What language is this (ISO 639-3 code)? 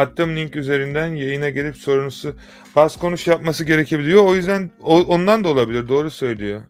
tur